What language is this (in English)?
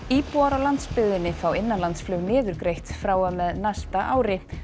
Icelandic